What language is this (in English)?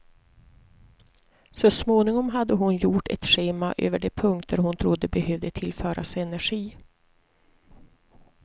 Swedish